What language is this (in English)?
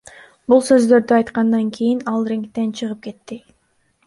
Kyrgyz